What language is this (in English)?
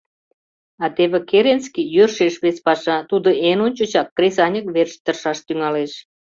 Mari